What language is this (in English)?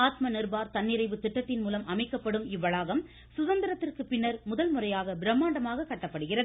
Tamil